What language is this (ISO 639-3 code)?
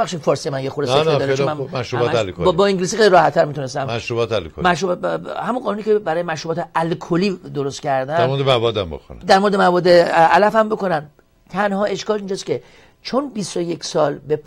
fas